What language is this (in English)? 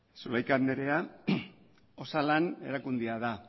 Basque